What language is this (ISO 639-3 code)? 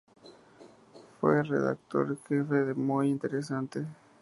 spa